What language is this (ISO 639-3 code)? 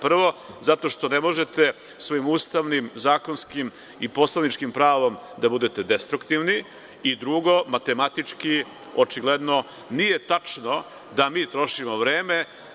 srp